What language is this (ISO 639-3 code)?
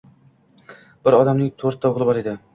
uzb